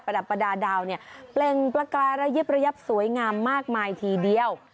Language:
Thai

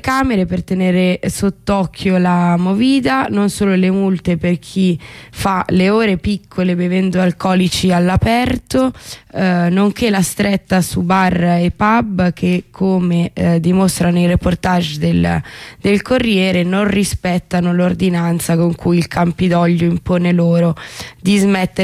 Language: Italian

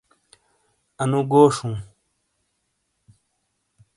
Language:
Shina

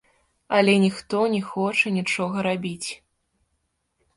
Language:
Belarusian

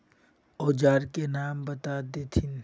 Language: Magahi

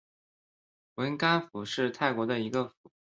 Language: Chinese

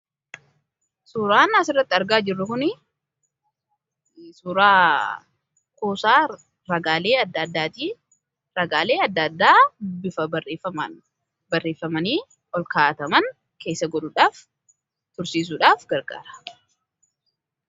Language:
Oromo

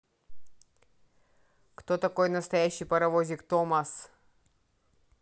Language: Russian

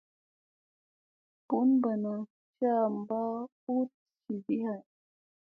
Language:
Musey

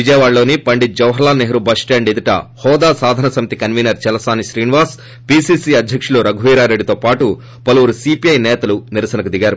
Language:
Telugu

